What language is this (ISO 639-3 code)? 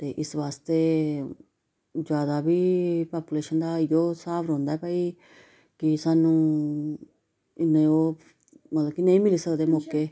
doi